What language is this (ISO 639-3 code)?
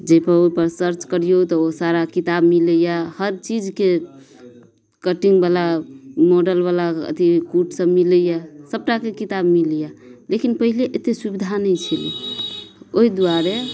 mai